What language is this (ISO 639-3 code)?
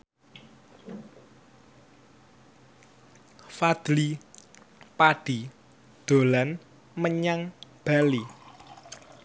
jav